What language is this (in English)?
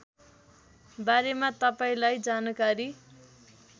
Nepali